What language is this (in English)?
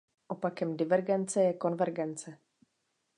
Czech